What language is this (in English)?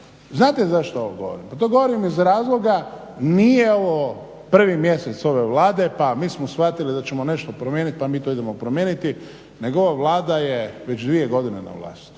Croatian